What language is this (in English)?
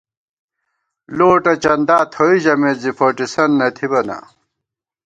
Gawar-Bati